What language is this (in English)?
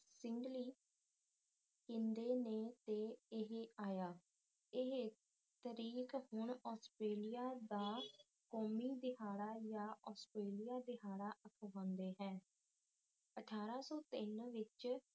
Punjabi